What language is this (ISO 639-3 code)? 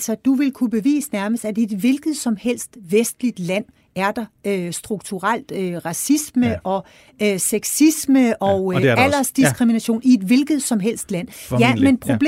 dan